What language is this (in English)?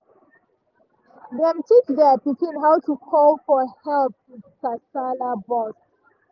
Nigerian Pidgin